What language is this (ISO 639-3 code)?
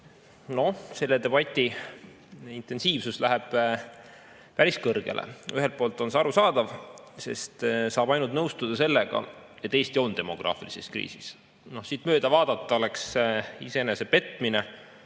est